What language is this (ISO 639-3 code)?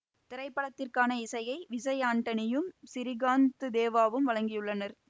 tam